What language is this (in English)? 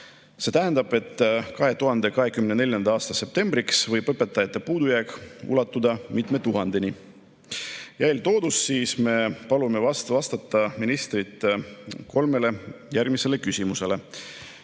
Estonian